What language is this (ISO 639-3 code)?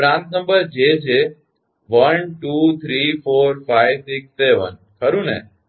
guj